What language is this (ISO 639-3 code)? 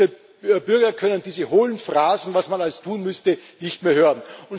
deu